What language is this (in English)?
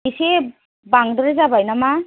Bodo